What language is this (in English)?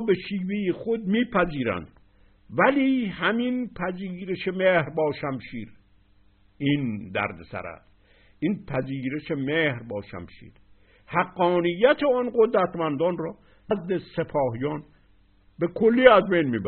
Persian